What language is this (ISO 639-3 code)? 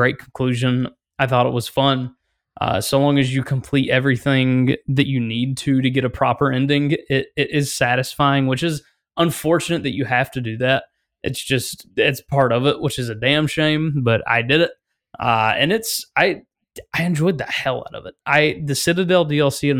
eng